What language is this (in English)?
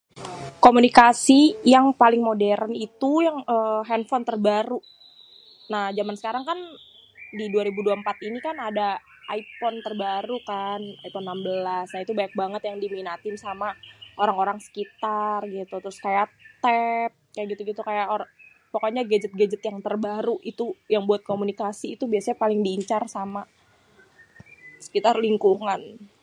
Betawi